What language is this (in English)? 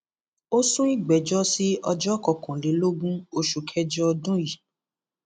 Yoruba